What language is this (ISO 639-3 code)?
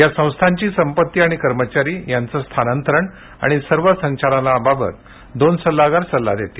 mar